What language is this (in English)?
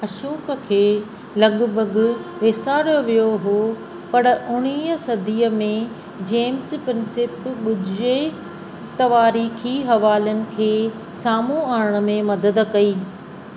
Sindhi